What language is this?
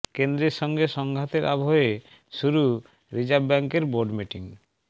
Bangla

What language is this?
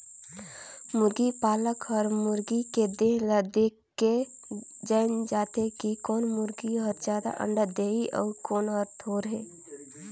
Chhattisgarhi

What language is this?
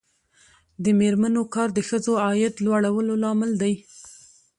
Pashto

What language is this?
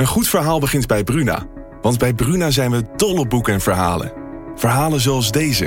Dutch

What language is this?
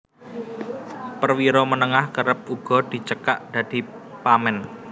Javanese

